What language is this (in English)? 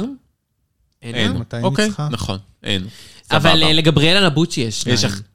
Hebrew